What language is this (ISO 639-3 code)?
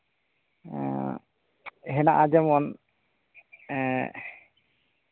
sat